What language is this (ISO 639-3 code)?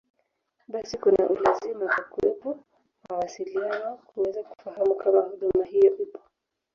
swa